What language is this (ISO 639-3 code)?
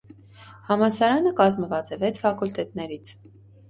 hye